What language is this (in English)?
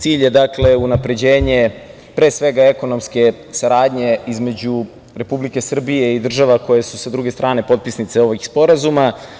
Serbian